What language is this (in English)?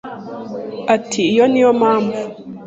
Kinyarwanda